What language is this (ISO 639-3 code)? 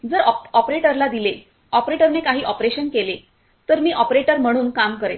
mar